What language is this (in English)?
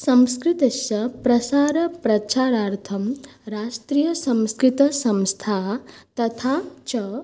Sanskrit